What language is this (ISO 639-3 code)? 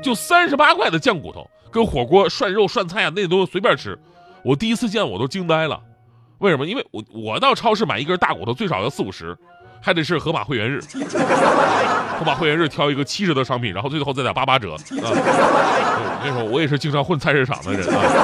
zho